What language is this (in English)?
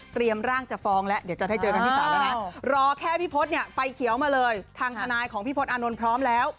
Thai